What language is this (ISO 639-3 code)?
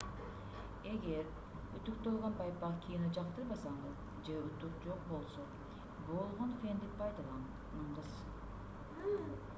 kir